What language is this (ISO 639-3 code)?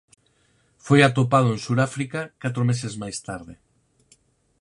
glg